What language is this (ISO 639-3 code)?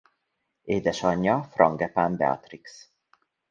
hun